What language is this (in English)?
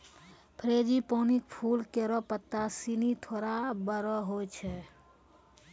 Maithili